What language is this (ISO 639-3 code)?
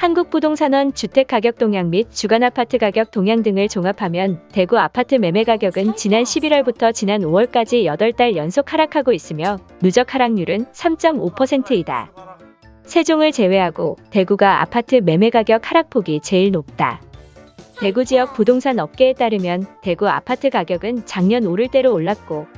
kor